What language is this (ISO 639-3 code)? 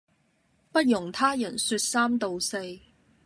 yue